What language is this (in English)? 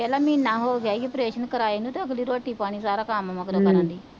Punjabi